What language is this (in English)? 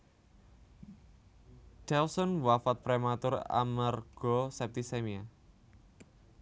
Javanese